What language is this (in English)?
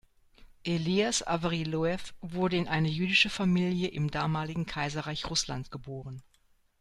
German